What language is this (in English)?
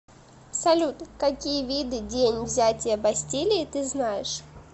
Russian